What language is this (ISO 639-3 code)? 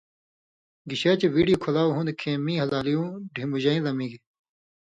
mvy